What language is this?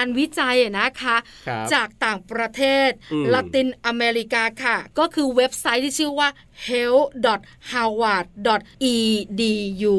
Thai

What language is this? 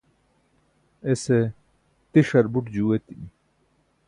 Burushaski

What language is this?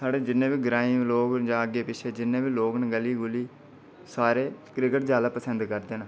Dogri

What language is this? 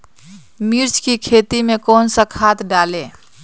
Magahi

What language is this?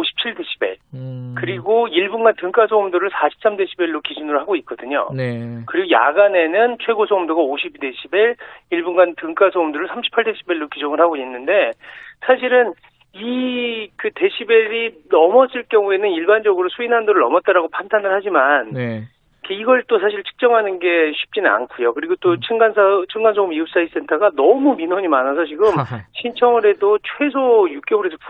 Korean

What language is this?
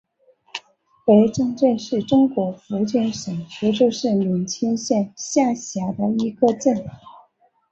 Chinese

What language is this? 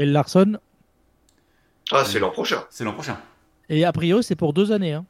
French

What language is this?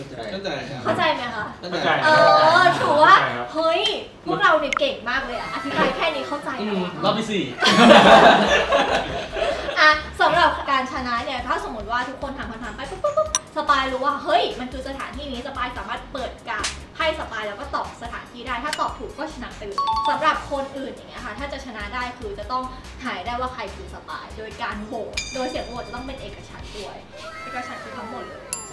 Thai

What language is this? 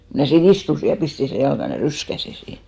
Finnish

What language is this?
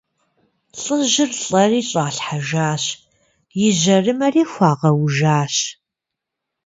Kabardian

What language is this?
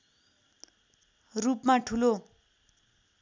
Nepali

